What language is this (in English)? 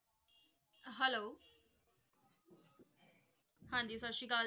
Punjabi